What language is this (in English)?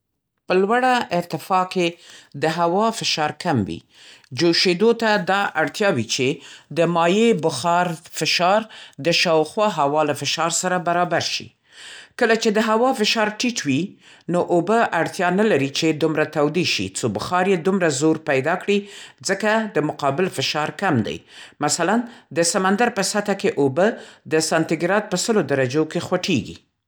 Central Pashto